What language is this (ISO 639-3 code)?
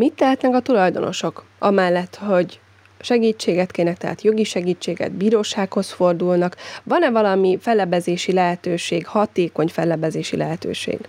hun